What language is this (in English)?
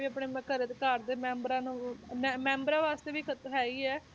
Punjabi